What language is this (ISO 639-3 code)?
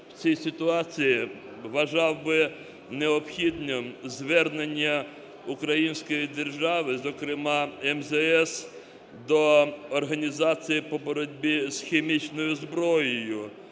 ukr